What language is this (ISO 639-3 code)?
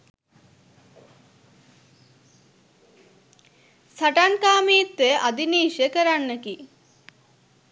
sin